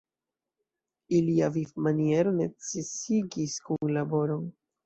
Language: Esperanto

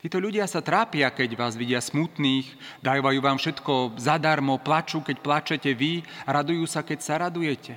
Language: Slovak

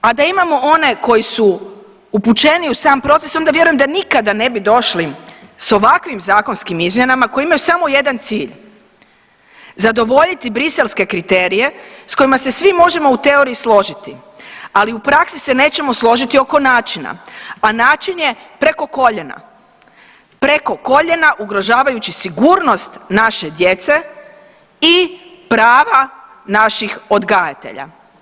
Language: Croatian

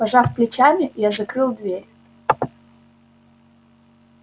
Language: Russian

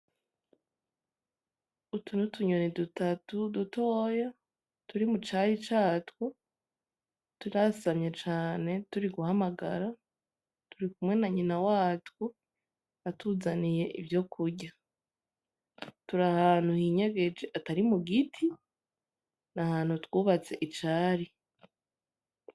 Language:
Rundi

